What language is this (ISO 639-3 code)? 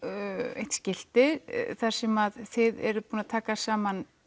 isl